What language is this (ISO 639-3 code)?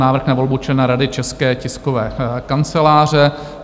ces